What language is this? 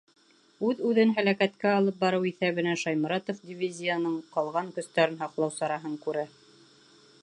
Bashkir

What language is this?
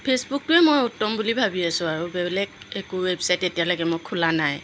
Assamese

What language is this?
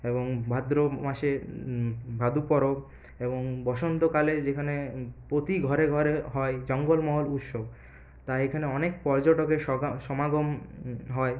Bangla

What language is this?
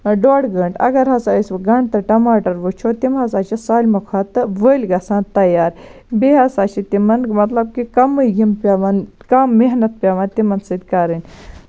Kashmiri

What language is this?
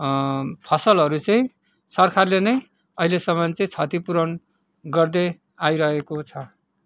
Nepali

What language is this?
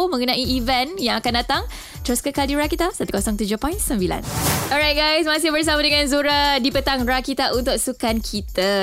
Malay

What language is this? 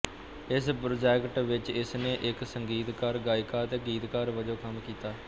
Punjabi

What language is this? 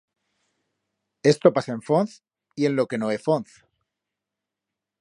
Aragonese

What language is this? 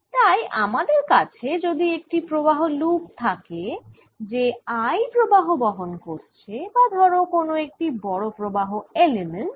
Bangla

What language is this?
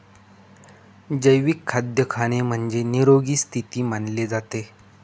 Marathi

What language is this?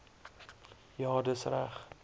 Afrikaans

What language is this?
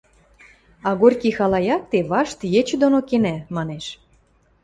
Western Mari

